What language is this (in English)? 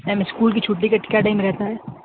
Urdu